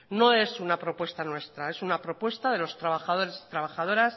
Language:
Spanish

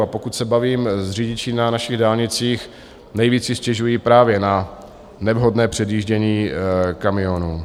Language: Czech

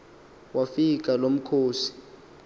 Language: Xhosa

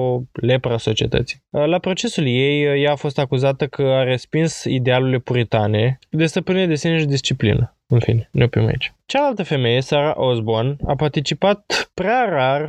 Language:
Romanian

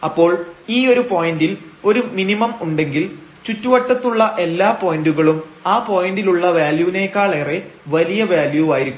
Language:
Malayalam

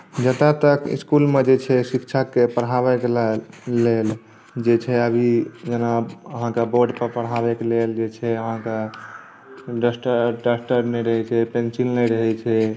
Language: Maithili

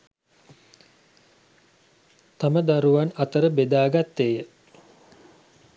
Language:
Sinhala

